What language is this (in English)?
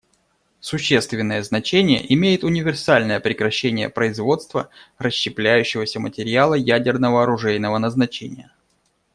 Russian